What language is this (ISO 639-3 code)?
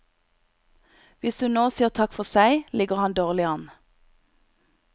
nor